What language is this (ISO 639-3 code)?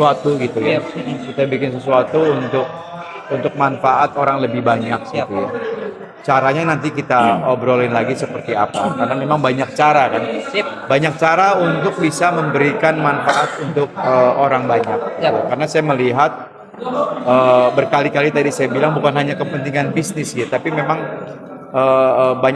ind